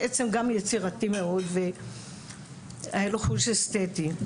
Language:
Hebrew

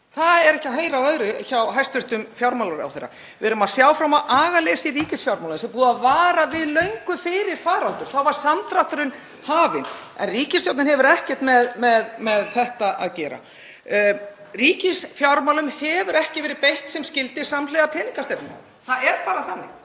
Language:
Icelandic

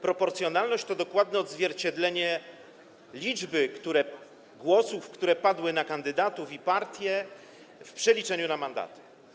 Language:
Polish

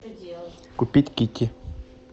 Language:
Russian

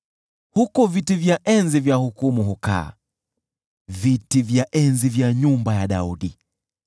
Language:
Swahili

